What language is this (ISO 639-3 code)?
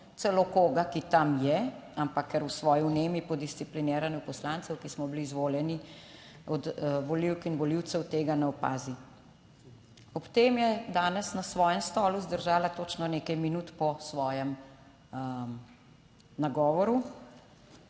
slv